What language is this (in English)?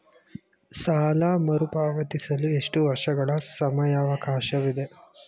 Kannada